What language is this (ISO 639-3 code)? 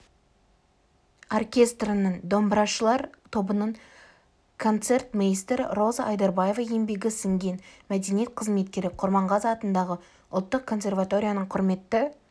kaz